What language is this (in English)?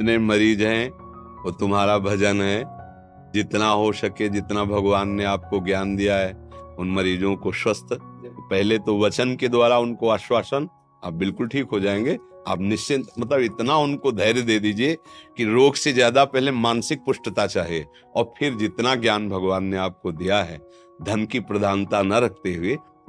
Hindi